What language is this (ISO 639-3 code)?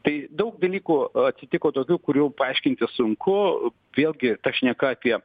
lit